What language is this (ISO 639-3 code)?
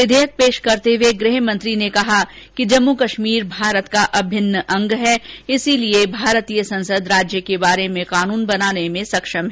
hin